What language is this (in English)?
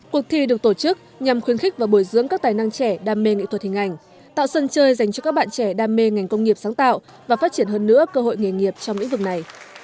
Vietnamese